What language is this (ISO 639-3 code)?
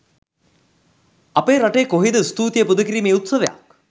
sin